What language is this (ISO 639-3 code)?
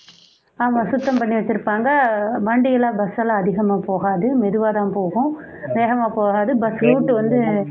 tam